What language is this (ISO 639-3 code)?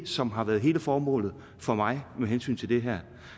dan